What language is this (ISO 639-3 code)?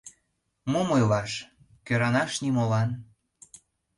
chm